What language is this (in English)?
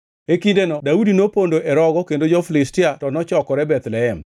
Luo (Kenya and Tanzania)